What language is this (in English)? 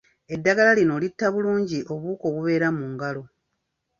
Ganda